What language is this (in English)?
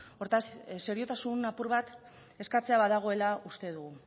Basque